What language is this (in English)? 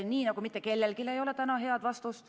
Estonian